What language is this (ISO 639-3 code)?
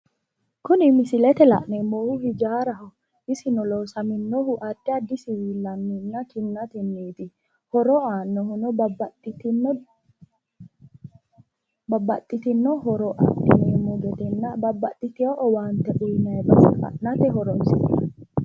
sid